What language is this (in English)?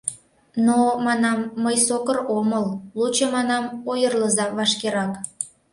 Mari